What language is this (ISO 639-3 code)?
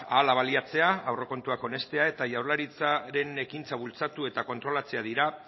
eus